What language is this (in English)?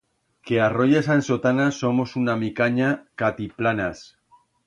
Aragonese